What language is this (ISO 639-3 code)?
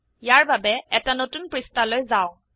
asm